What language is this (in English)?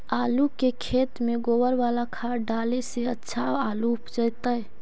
Magahi